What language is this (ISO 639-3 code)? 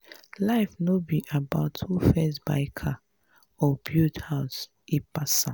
pcm